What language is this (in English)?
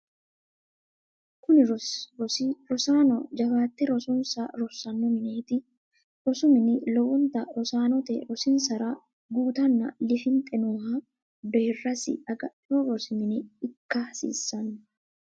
Sidamo